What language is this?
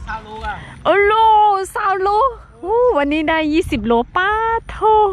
Thai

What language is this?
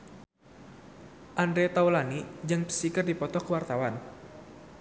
Sundanese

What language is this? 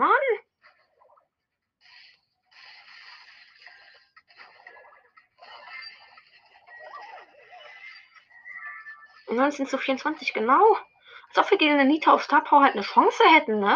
German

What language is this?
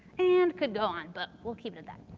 English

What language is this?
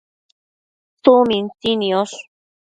Matsés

